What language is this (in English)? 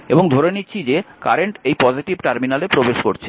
Bangla